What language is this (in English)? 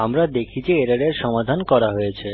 Bangla